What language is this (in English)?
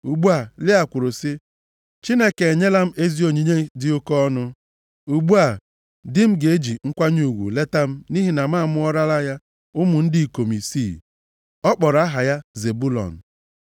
Igbo